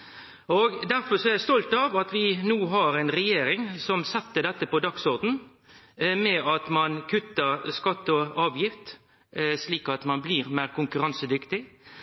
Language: Norwegian Nynorsk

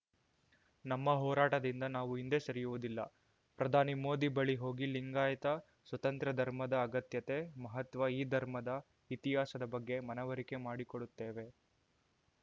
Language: Kannada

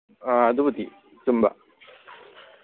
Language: Manipuri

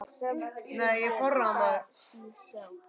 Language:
Icelandic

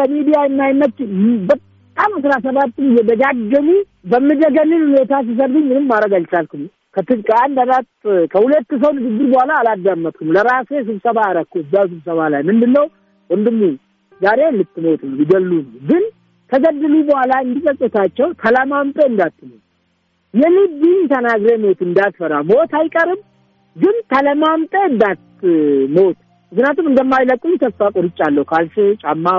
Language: Amharic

